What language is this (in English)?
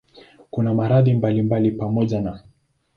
Swahili